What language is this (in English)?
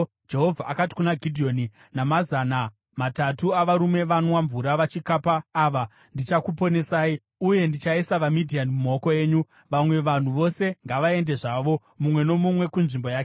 Shona